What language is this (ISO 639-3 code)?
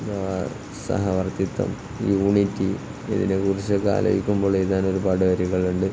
mal